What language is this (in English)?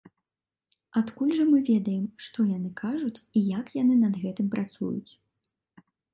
Belarusian